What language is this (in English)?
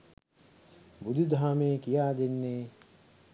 Sinhala